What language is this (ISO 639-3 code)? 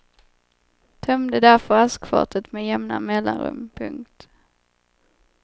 swe